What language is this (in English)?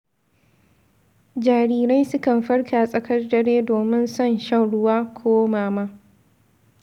Hausa